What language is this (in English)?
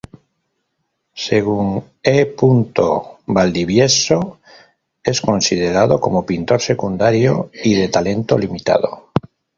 Spanish